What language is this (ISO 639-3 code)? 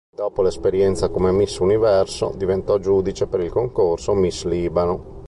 ita